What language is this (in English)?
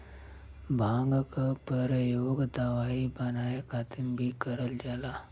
Bhojpuri